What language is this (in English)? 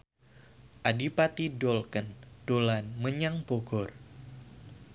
Javanese